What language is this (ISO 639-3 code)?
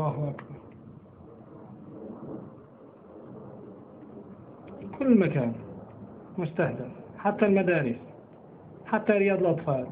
ara